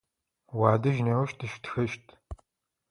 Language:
Adyghe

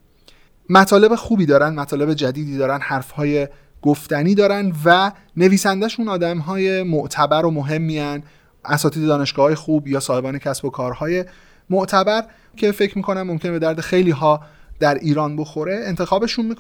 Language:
Persian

